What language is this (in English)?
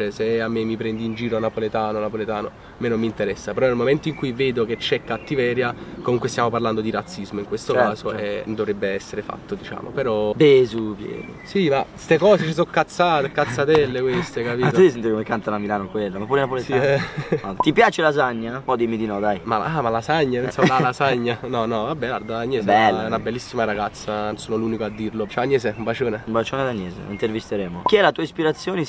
Italian